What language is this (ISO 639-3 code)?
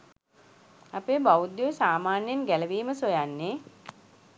sin